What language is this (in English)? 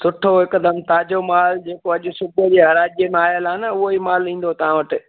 Sindhi